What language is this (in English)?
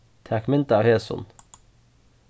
Faroese